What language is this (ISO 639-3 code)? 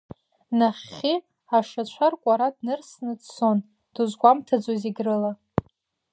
abk